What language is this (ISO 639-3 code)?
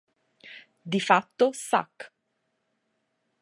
ita